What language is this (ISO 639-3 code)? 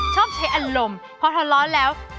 tha